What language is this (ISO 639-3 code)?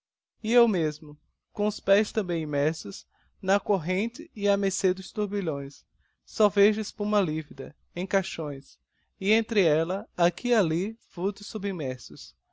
por